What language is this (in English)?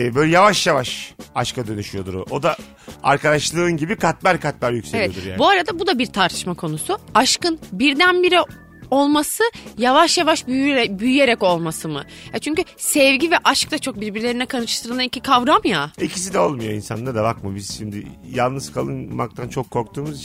Turkish